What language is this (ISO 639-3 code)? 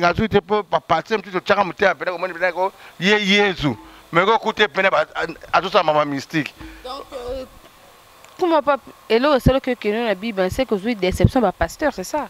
fra